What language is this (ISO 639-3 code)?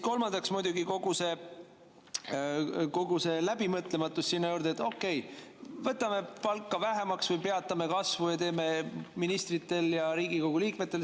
est